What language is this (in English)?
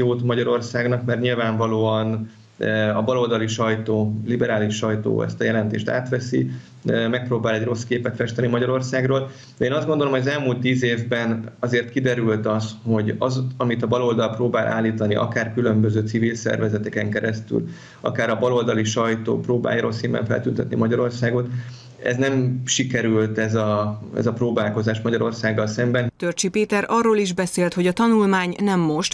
Hungarian